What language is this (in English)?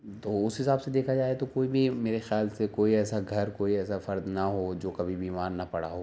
Urdu